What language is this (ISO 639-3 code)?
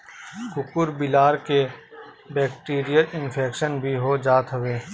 bho